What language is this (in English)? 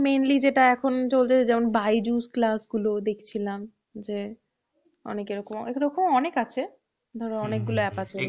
Bangla